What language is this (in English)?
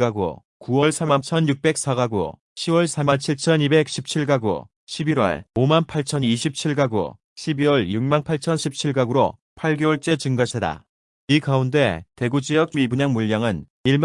Korean